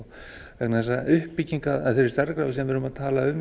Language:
Icelandic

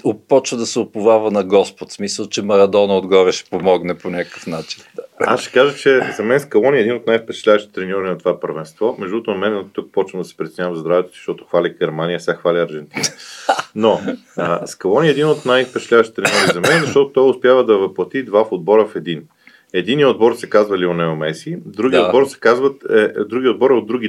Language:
Bulgarian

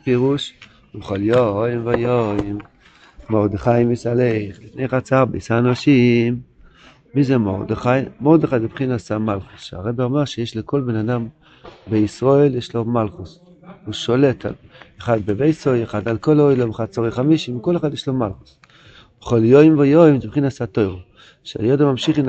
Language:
Hebrew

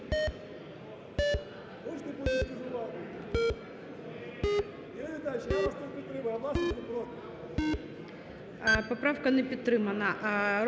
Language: Ukrainian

